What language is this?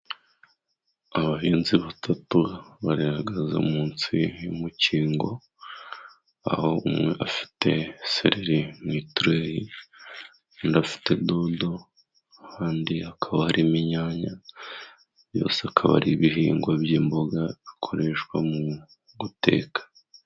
Kinyarwanda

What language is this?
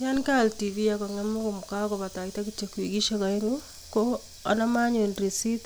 Kalenjin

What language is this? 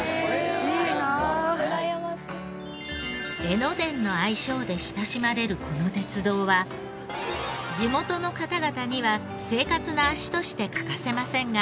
Japanese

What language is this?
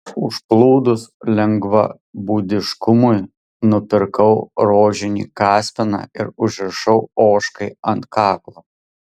Lithuanian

